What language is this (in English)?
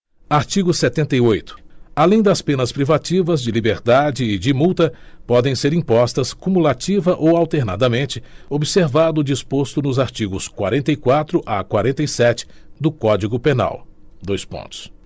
Portuguese